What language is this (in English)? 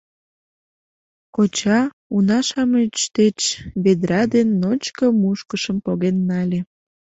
Mari